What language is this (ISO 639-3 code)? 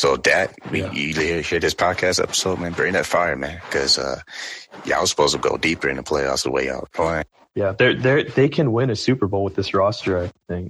eng